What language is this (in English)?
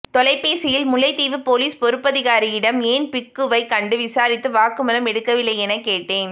Tamil